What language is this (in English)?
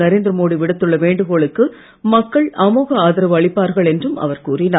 Tamil